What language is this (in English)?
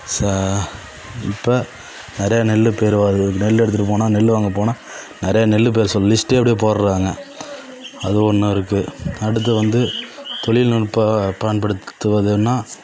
Tamil